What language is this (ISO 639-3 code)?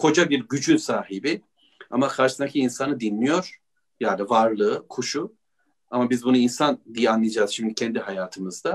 tur